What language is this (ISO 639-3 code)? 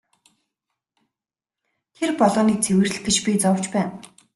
mon